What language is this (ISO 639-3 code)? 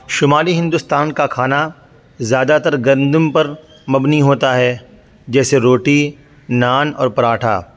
urd